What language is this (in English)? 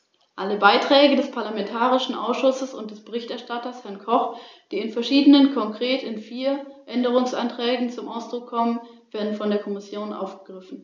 German